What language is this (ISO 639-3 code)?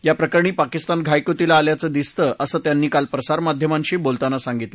mar